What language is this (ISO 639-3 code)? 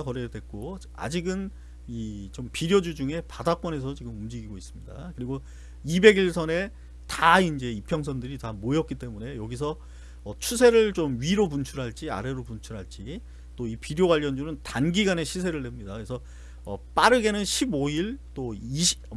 kor